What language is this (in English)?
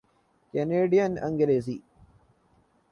Urdu